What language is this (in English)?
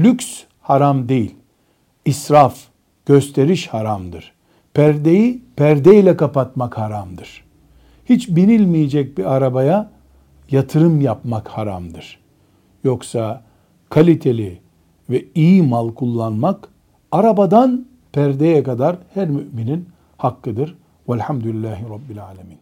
Turkish